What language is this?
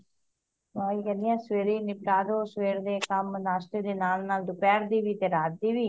Punjabi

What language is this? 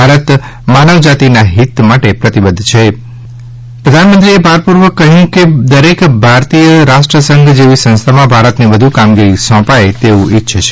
Gujarati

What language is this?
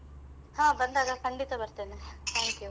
Kannada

